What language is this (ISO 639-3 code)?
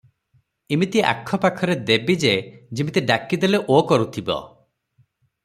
ori